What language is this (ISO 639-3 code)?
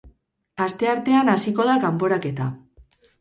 eus